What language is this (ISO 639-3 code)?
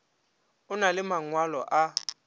nso